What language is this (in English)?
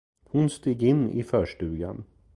Swedish